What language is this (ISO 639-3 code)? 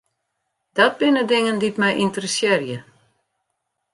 fry